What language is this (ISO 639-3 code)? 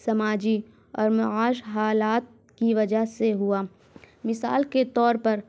urd